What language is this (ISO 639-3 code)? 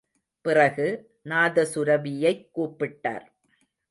tam